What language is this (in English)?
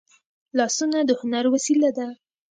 Pashto